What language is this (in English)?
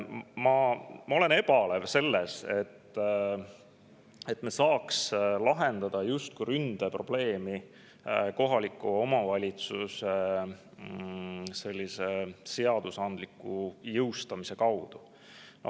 Estonian